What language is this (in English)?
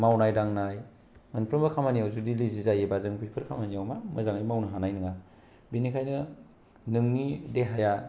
Bodo